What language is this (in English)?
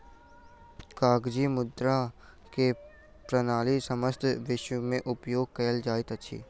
Maithili